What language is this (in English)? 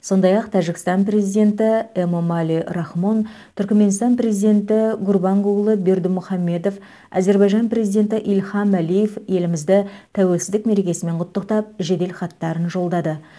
Kazakh